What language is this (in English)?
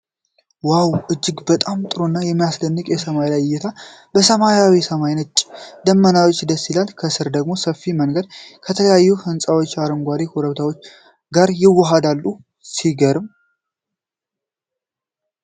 Amharic